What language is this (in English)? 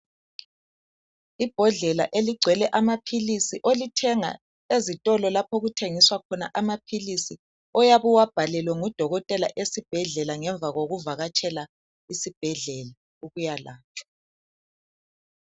North Ndebele